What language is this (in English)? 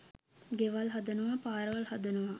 Sinhala